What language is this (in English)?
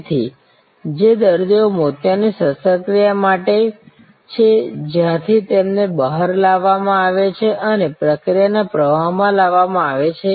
Gujarati